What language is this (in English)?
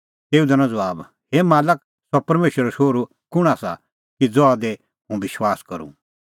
Kullu Pahari